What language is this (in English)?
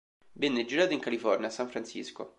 Italian